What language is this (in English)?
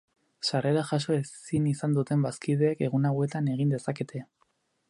Basque